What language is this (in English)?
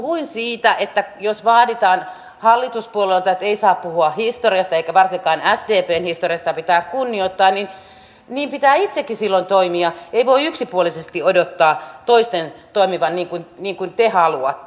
Finnish